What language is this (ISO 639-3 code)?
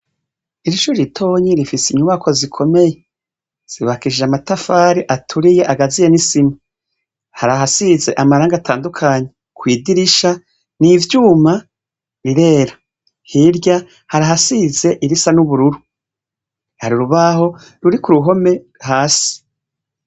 run